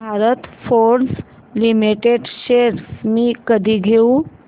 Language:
Marathi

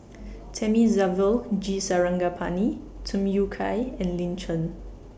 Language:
English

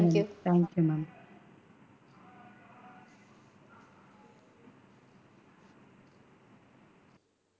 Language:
Tamil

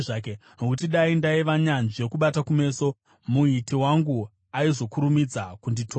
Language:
Shona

